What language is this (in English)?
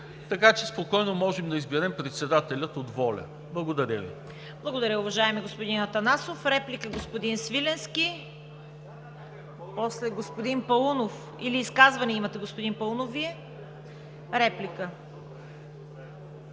Bulgarian